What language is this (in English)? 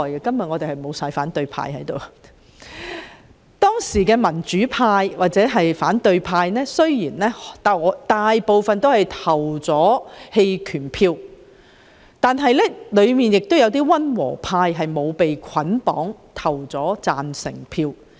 Cantonese